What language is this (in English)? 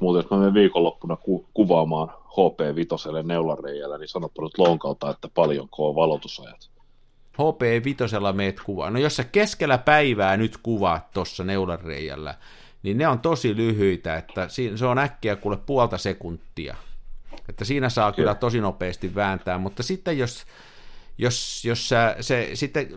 Finnish